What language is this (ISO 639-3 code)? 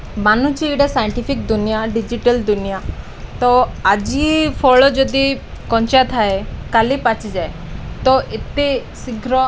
ori